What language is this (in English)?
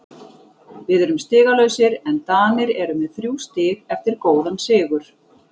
Icelandic